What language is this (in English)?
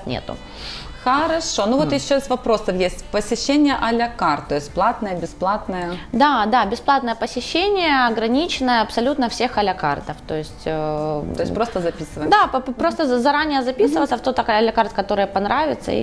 Russian